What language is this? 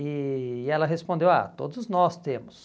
Portuguese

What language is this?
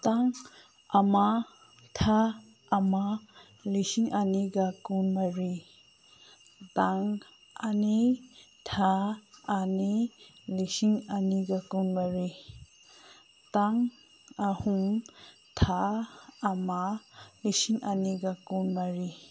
Manipuri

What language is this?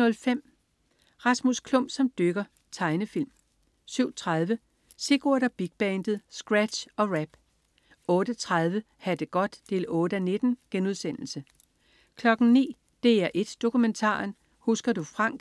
Danish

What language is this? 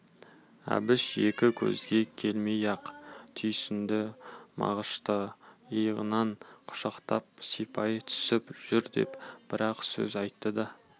Kazakh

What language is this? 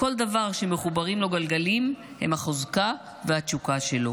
Hebrew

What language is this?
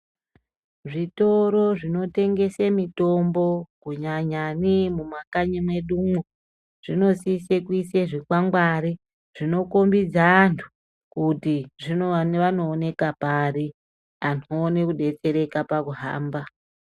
Ndau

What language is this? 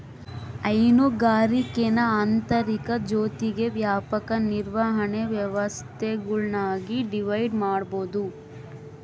Kannada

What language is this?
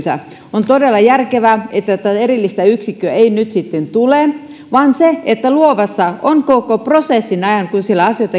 Finnish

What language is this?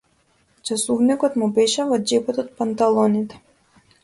Macedonian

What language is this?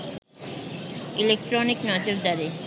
Bangla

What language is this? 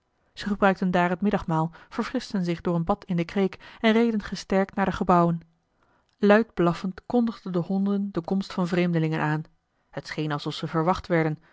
Dutch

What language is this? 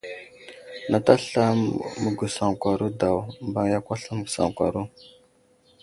Wuzlam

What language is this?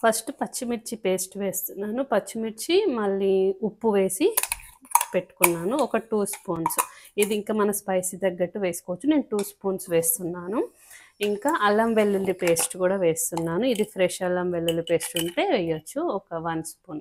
Telugu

